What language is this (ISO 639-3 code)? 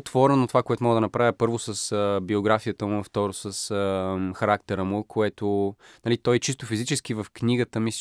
bul